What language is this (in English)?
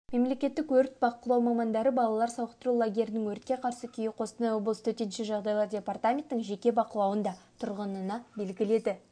Kazakh